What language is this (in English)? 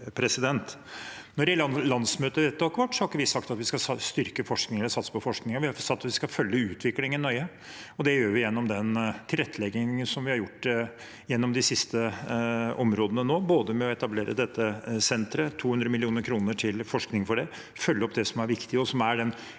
Norwegian